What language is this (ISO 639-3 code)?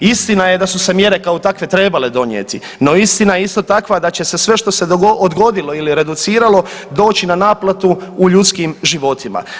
hrv